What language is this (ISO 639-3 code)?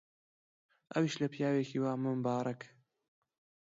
ckb